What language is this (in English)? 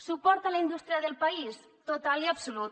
Catalan